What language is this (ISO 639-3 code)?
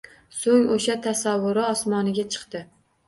uzb